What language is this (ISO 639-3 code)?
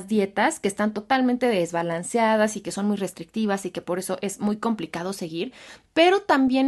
spa